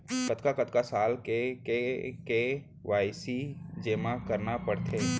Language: Chhattisgarhi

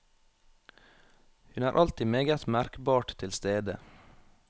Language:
Norwegian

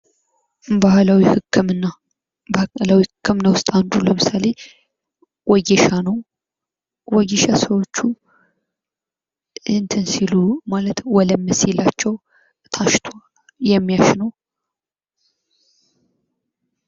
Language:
Amharic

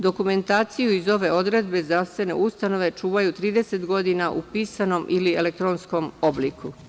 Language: Serbian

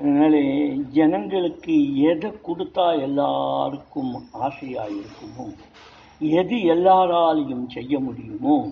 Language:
Tamil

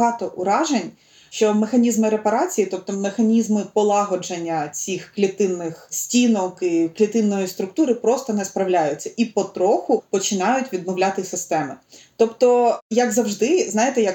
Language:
Ukrainian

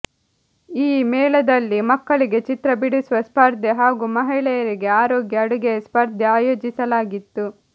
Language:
Kannada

